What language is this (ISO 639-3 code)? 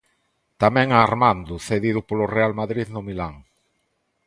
glg